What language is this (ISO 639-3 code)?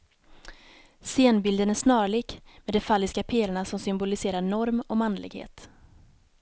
swe